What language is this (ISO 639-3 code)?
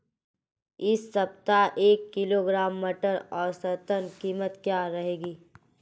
hin